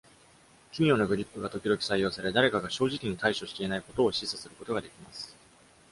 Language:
Japanese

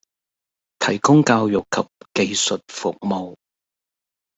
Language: Cantonese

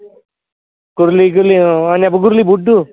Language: Bodo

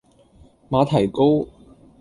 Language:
Cantonese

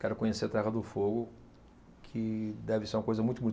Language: Portuguese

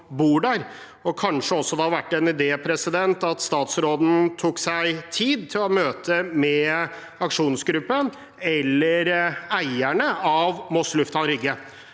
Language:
Norwegian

